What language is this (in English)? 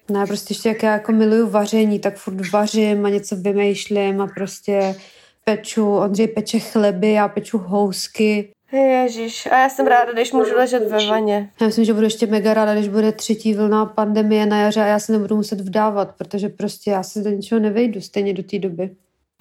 Czech